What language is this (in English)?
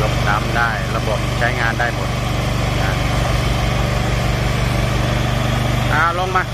Thai